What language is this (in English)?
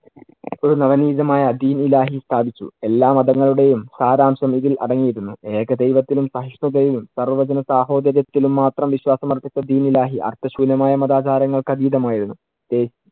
Malayalam